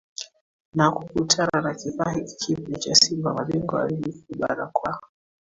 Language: Swahili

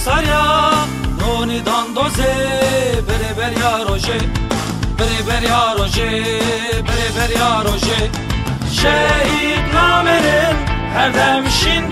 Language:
Arabic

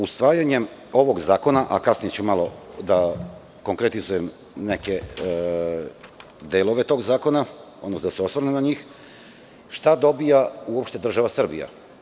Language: Serbian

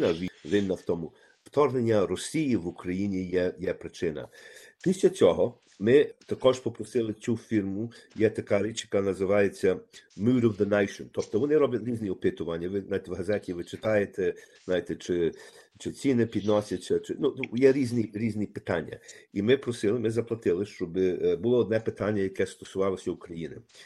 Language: Ukrainian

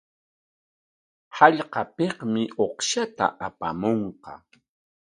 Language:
Corongo Ancash Quechua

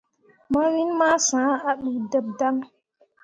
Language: Mundang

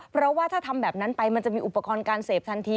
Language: Thai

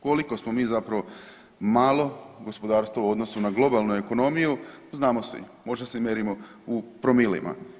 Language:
Croatian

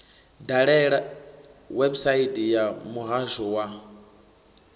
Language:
Venda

